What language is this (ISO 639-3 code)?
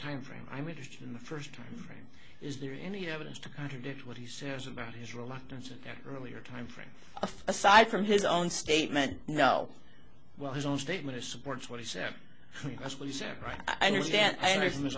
eng